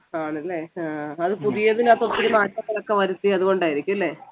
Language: Malayalam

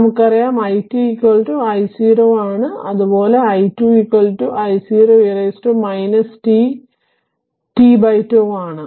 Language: Malayalam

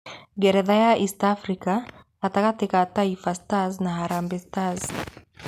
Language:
Kikuyu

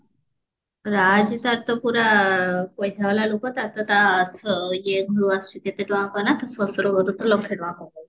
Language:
Odia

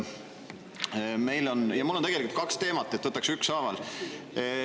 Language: Estonian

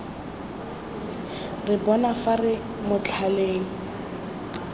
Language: Tswana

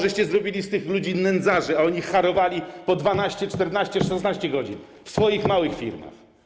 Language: Polish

